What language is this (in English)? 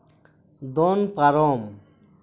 Santali